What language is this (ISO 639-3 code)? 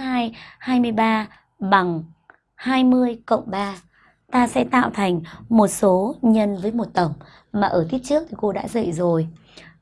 vie